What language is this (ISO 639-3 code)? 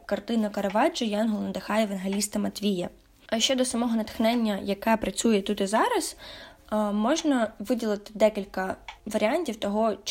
ukr